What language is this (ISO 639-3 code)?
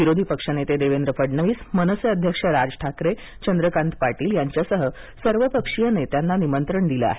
mar